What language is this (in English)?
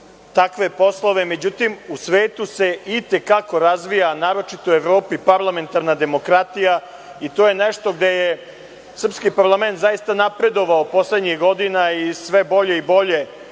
Serbian